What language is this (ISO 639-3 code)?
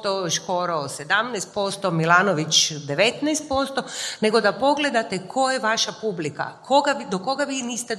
hrv